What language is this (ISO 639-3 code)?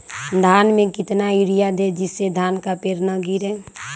mag